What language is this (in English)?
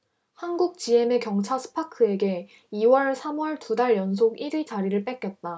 Korean